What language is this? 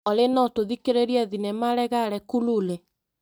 Kikuyu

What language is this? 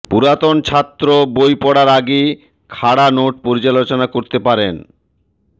Bangla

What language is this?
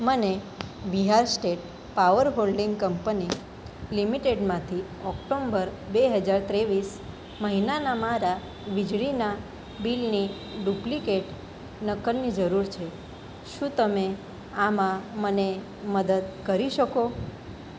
Gujarati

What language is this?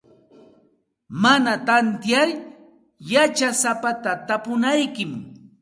Santa Ana de Tusi Pasco Quechua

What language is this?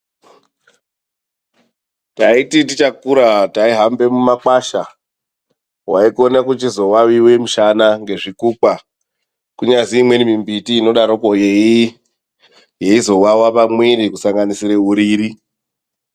Ndau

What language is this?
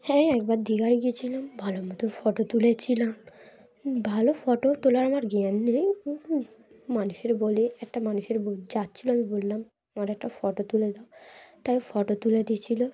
Bangla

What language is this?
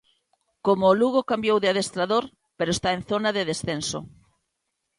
Galician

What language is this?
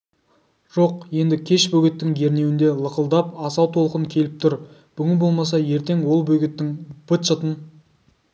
Kazakh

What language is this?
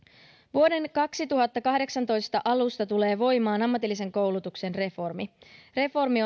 Finnish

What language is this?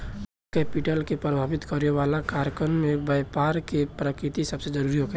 Bhojpuri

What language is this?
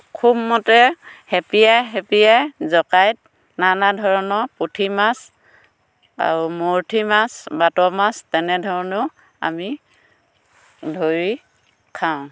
Assamese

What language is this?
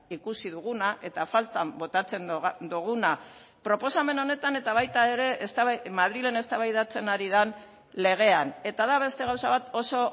Basque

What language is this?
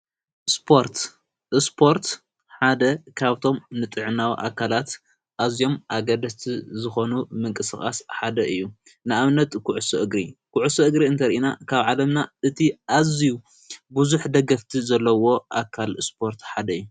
Tigrinya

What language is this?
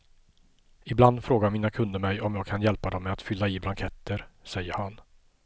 Swedish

